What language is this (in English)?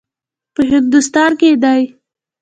Pashto